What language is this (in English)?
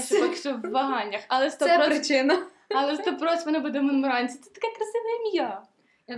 Ukrainian